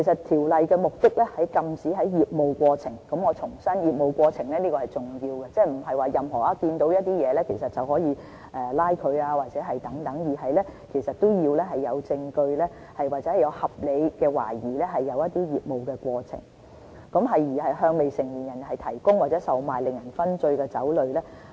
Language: Cantonese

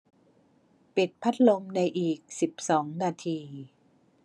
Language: Thai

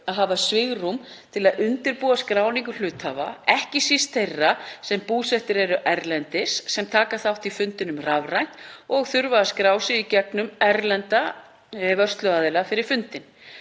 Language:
Icelandic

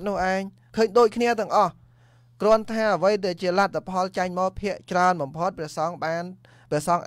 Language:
Vietnamese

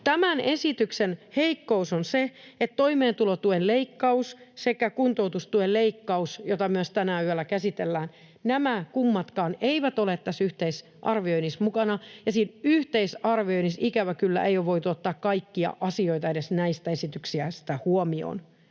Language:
Finnish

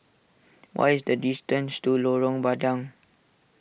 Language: English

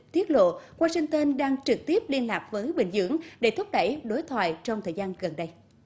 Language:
Vietnamese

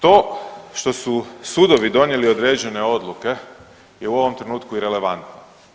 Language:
Croatian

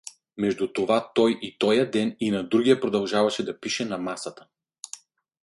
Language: Bulgarian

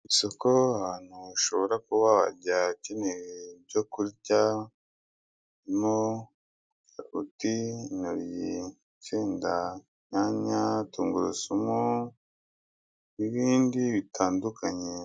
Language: Kinyarwanda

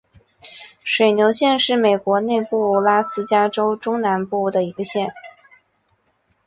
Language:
Chinese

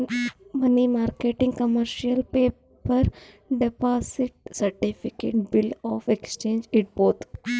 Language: Kannada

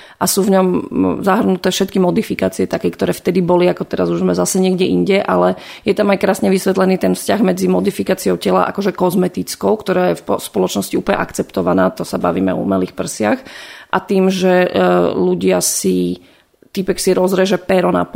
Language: Slovak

